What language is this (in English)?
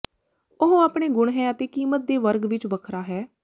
Punjabi